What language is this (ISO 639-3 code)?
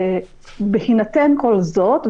heb